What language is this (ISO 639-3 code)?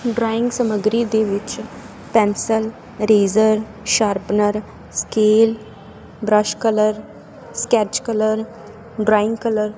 pan